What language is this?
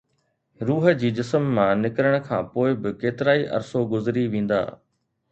Sindhi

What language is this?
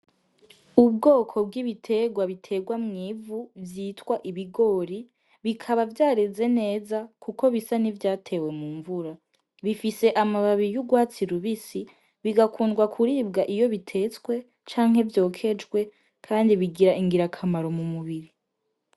Rundi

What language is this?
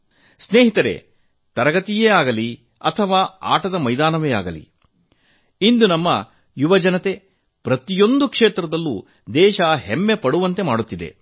Kannada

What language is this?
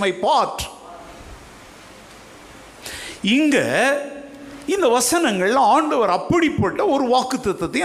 Tamil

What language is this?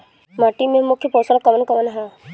Bhojpuri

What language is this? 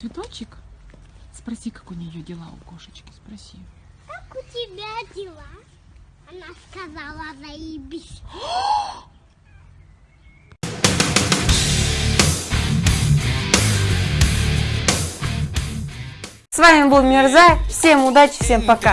Russian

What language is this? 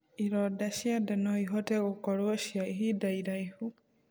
Kikuyu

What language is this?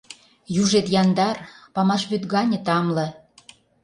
Mari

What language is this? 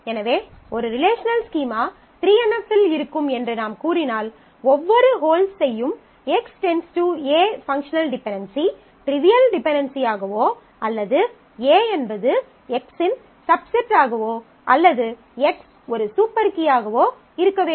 Tamil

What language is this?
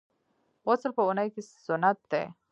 Pashto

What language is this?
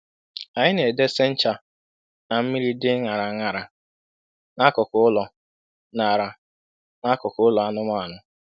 Igbo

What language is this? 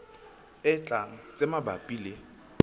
Southern Sotho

